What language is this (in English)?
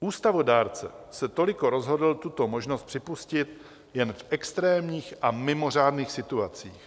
Czech